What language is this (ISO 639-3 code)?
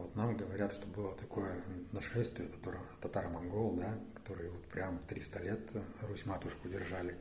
rus